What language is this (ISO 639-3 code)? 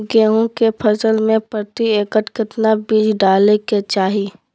mag